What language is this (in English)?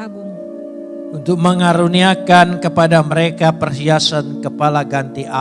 Indonesian